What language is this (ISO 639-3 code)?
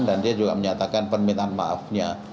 ind